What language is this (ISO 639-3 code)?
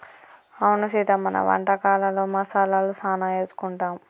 tel